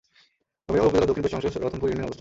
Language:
Bangla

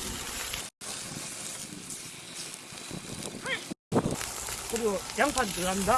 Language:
Korean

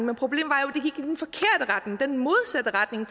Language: Danish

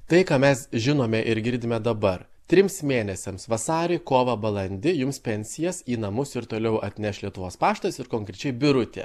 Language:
Lithuanian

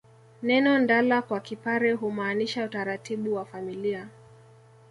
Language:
Swahili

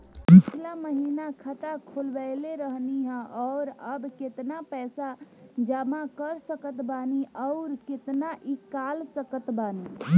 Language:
Bhojpuri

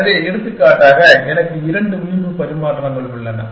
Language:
Tamil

